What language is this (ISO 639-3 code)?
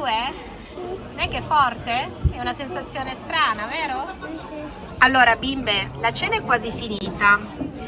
ita